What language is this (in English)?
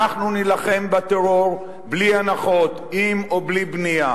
Hebrew